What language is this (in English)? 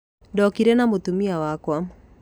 Kikuyu